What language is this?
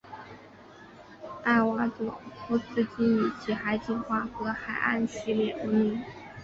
Chinese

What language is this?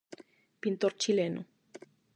Galician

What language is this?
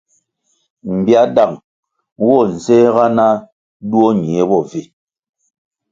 Kwasio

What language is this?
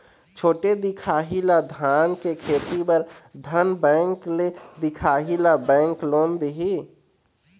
Chhattisgarhi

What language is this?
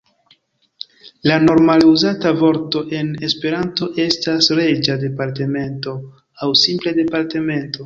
Esperanto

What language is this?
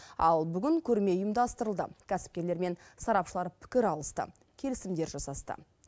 Kazakh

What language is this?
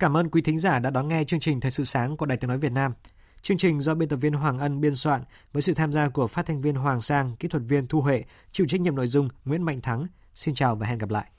Vietnamese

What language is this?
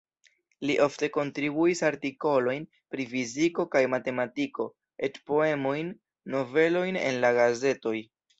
Esperanto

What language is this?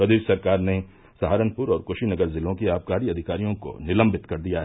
Hindi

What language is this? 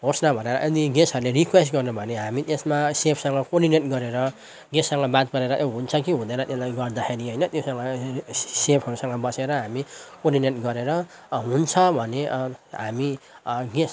Nepali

